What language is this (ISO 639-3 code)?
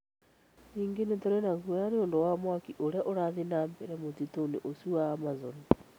kik